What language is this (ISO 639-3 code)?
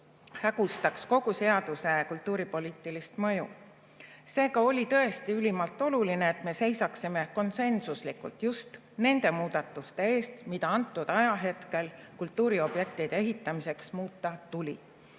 est